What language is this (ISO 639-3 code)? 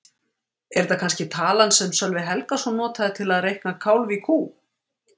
isl